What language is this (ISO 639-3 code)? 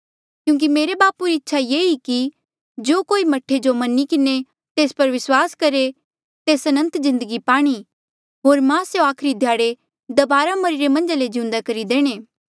mjl